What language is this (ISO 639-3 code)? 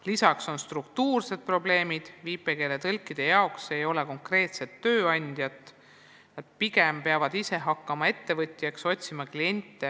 est